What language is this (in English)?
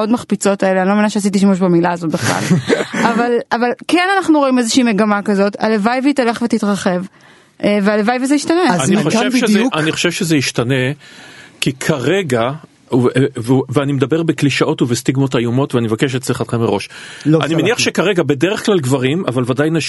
Hebrew